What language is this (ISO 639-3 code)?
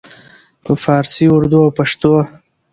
pus